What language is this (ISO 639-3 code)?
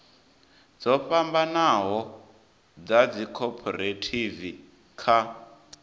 ven